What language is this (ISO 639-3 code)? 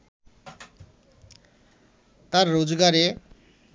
ben